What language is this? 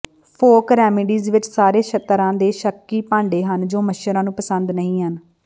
Punjabi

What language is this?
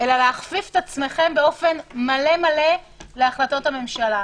Hebrew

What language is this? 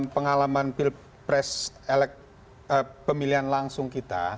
Indonesian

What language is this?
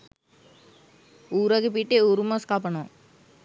Sinhala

